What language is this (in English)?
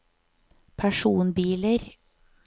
Norwegian